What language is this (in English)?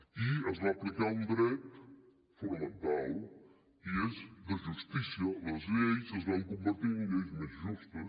Catalan